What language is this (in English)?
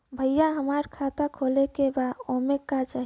Bhojpuri